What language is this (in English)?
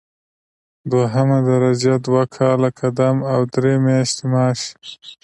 Pashto